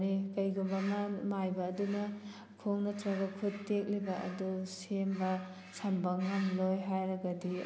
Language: Manipuri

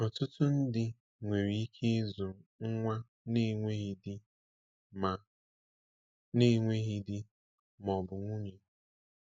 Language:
Igbo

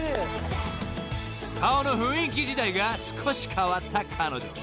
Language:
Japanese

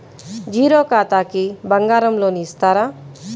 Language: Telugu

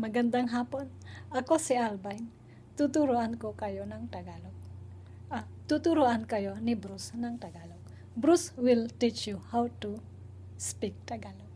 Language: Indonesian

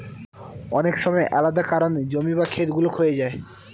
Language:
Bangla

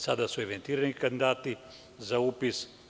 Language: Serbian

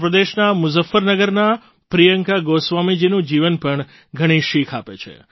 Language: Gujarati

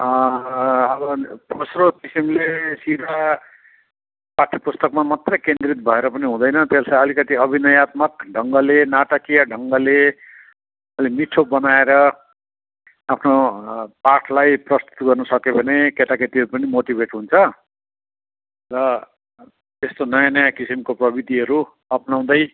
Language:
Nepali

